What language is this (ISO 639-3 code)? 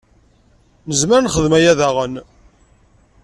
kab